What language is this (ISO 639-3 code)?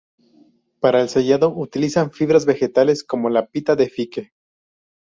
spa